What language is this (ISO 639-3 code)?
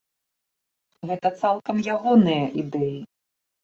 bel